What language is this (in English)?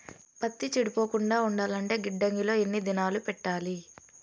Telugu